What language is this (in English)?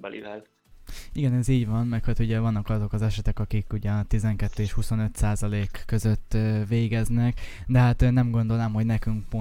Hungarian